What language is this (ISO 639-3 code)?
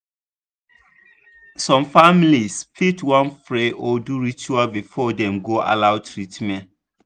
pcm